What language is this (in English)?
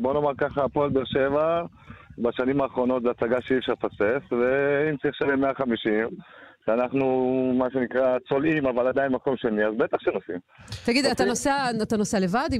Hebrew